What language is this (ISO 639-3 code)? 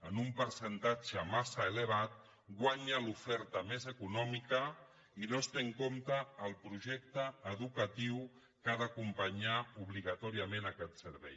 cat